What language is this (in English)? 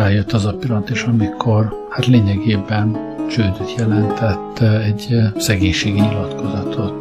Hungarian